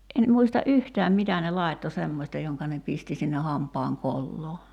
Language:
Finnish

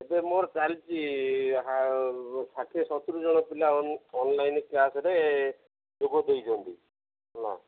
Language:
Odia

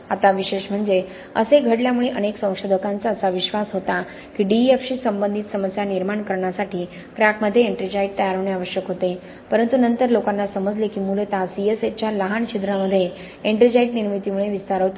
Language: Marathi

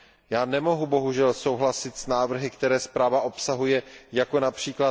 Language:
Czech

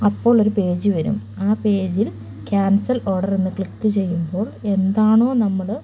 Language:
Malayalam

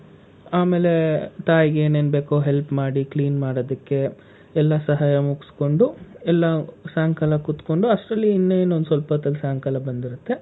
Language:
Kannada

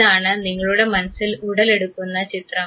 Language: Malayalam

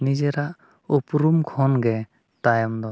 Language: Santali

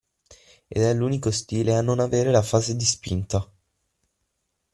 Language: Italian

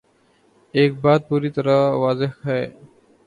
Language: Urdu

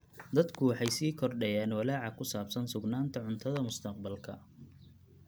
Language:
Somali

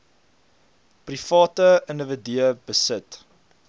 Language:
Afrikaans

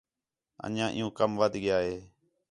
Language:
Khetrani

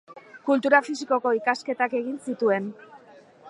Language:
Basque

